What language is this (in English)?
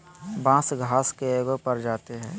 Magahi